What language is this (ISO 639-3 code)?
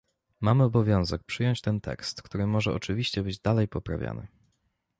pol